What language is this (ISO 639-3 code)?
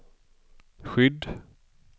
swe